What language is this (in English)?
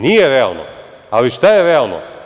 Serbian